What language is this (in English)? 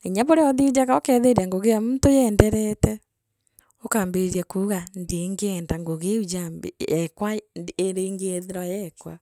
Meru